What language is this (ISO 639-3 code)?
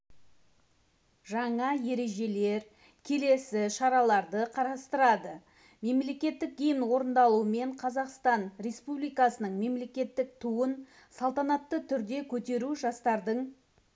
kaz